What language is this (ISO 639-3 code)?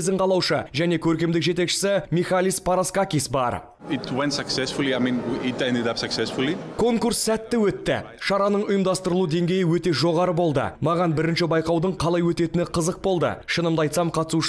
rus